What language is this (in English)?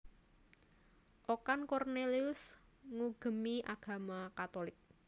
Javanese